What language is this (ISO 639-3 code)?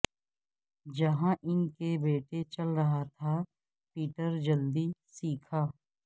urd